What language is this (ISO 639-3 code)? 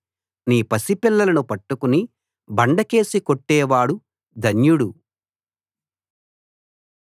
tel